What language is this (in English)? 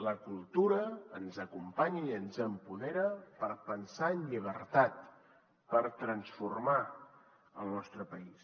Catalan